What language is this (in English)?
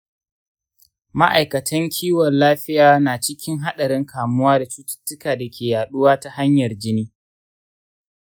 Hausa